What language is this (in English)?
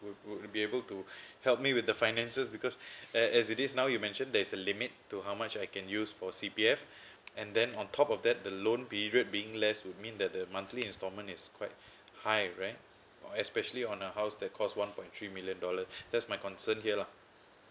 English